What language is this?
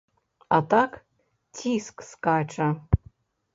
Belarusian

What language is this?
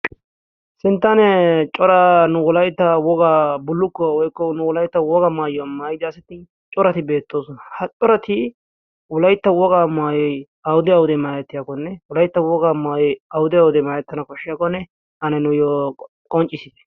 Wolaytta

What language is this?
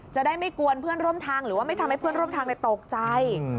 Thai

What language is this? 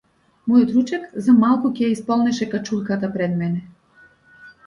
Macedonian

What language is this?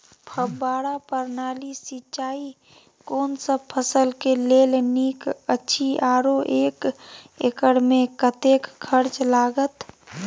Maithili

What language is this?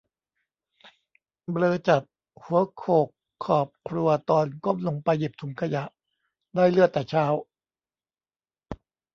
Thai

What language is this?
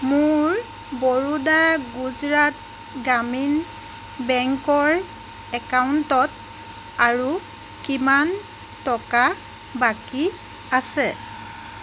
Assamese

